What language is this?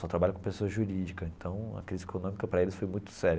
Portuguese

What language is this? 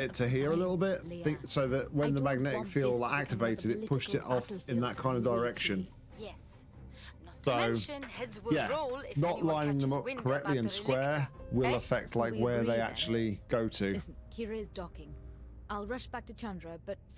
English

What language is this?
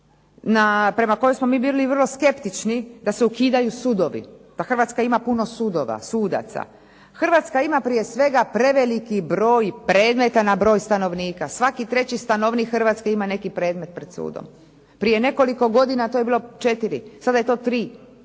Croatian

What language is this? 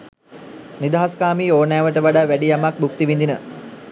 Sinhala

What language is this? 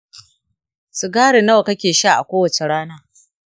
Hausa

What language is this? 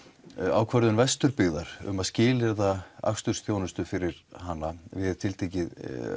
Icelandic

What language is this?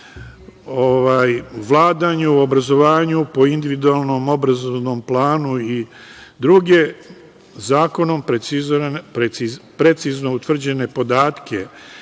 Serbian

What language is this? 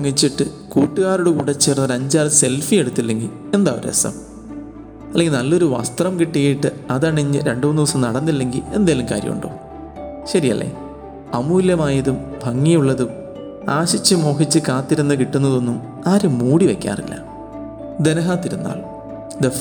Malayalam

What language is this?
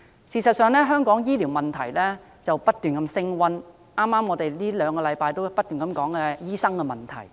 Cantonese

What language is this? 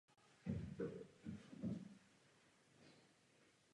Czech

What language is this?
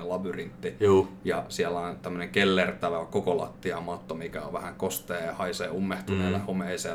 Finnish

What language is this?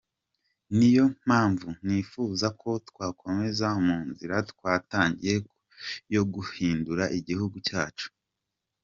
Kinyarwanda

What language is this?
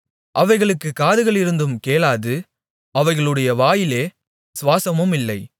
Tamil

